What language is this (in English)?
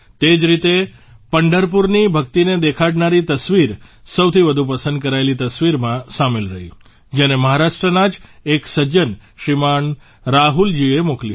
Gujarati